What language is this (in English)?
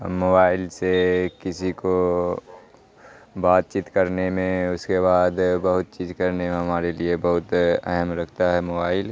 Urdu